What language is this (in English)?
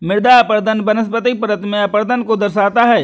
Hindi